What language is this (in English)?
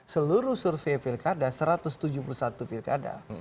Indonesian